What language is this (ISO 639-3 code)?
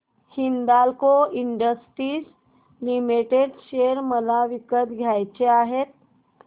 mar